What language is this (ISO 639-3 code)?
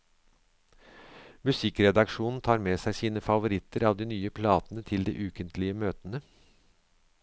nor